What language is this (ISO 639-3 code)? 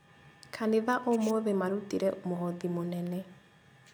kik